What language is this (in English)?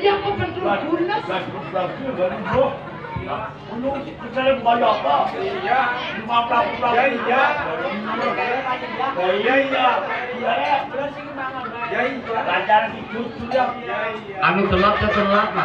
Indonesian